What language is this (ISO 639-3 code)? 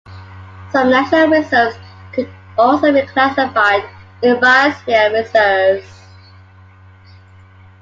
eng